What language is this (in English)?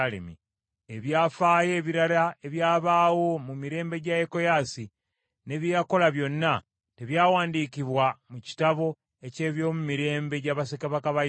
Ganda